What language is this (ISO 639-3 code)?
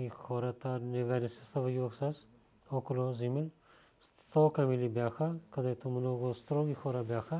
bul